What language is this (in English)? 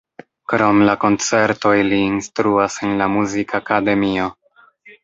Esperanto